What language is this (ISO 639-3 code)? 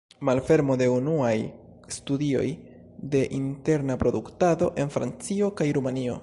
epo